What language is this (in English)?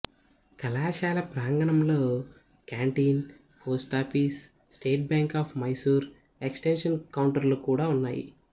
Telugu